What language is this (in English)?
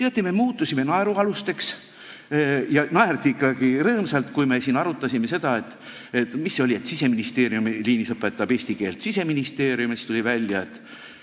Estonian